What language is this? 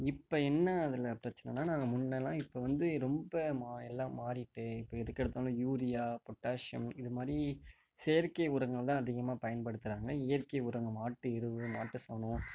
Tamil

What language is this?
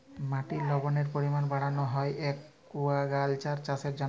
Bangla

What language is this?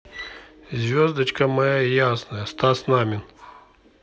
Russian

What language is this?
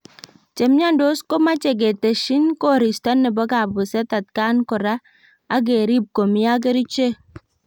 Kalenjin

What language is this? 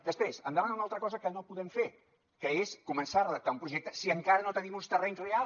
Catalan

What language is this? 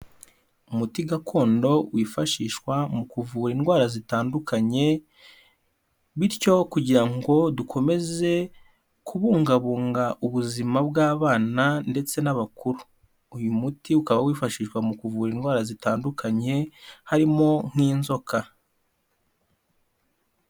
Kinyarwanda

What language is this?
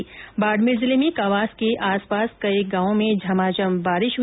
Hindi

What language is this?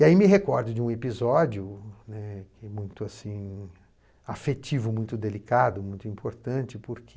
Portuguese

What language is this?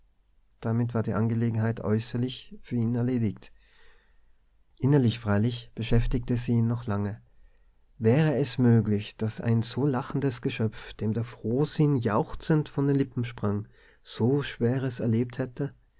German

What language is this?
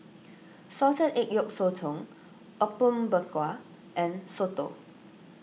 English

